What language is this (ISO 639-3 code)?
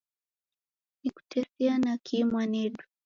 dav